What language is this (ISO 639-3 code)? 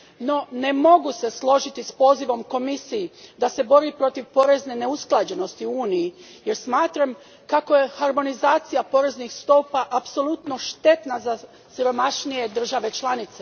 hrv